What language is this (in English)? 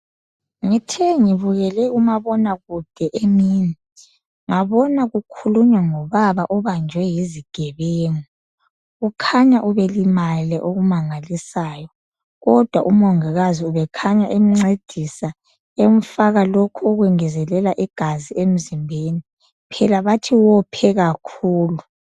North Ndebele